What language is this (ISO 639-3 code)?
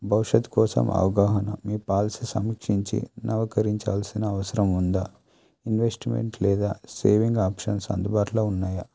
tel